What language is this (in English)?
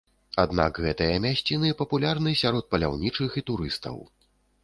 Belarusian